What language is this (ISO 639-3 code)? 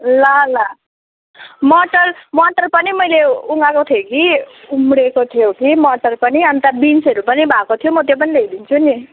nep